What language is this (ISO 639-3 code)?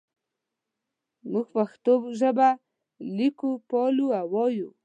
pus